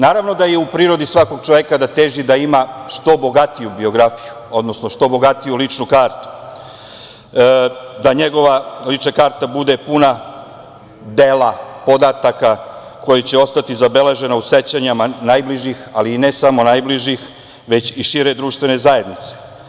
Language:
Serbian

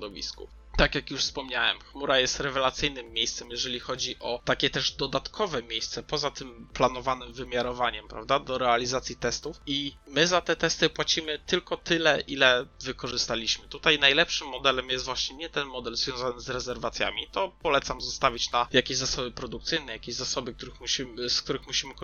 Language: Polish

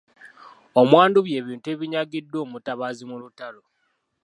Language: Ganda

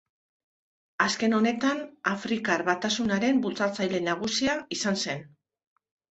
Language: Basque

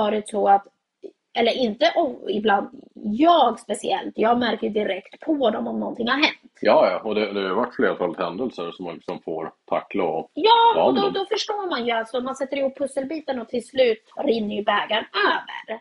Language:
Swedish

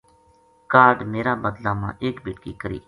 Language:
Gujari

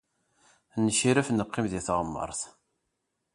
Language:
Kabyle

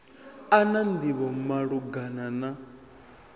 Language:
Venda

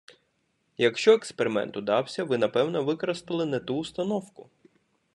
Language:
Ukrainian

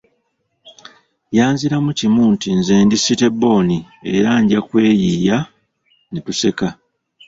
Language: Ganda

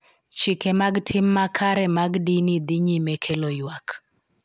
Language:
Luo (Kenya and Tanzania)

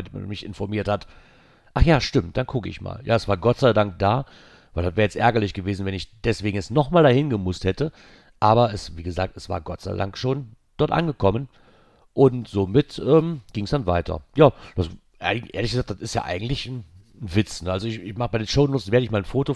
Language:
German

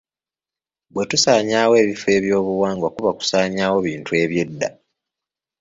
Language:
Ganda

